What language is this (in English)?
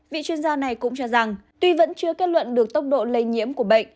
Vietnamese